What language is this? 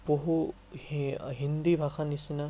Assamese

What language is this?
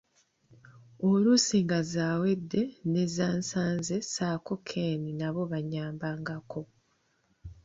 Ganda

